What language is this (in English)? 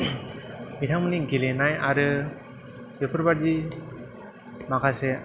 Bodo